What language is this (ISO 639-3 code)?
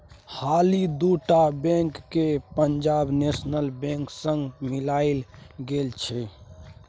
mai